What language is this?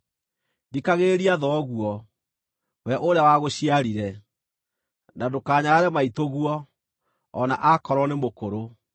Kikuyu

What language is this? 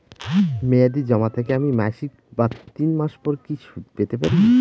Bangla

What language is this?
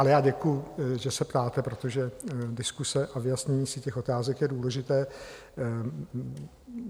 Czech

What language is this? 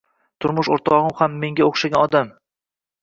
Uzbek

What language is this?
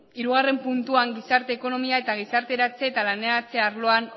Basque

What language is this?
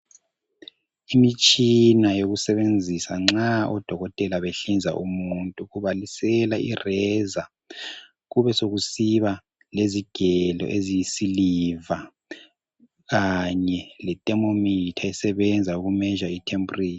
North Ndebele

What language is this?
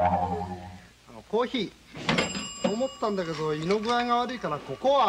Japanese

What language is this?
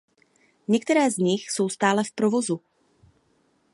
Czech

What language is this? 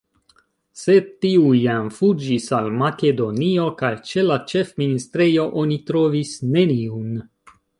Esperanto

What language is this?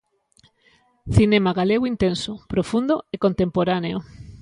Galician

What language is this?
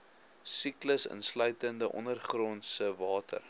Afrikaans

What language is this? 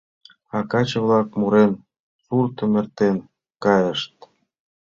Mari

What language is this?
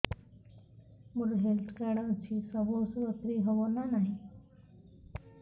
Odia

